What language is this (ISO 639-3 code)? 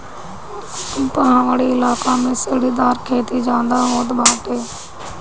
bho